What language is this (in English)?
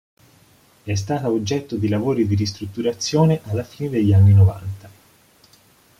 Italian